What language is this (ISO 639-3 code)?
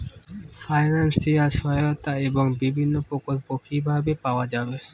ben